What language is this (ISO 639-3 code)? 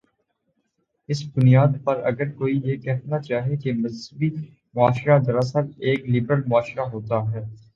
urd